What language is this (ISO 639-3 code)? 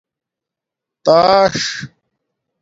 dmk